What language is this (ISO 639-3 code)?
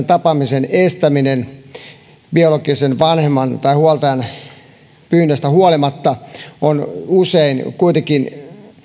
fin